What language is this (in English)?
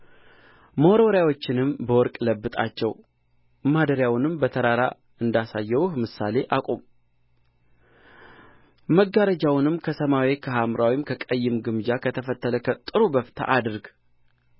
Amharic